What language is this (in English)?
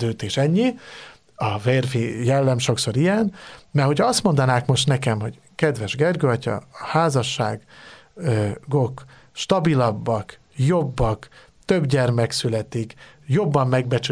Hungarian